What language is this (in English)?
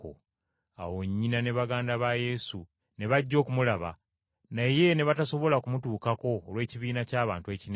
Ganda